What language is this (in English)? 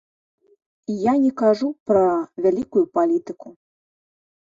Belarusian